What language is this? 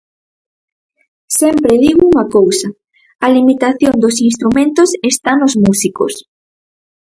Galician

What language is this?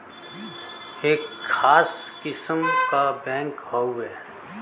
Bhojpuri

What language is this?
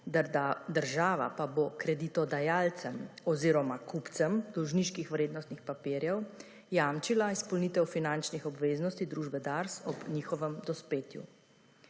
Slovenian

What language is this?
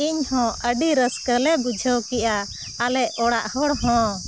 Santali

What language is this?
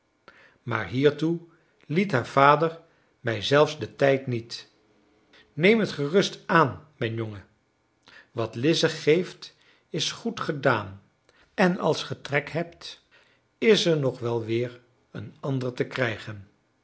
Dutch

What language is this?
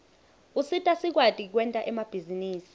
Swati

